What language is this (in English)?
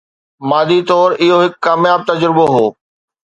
Sindhi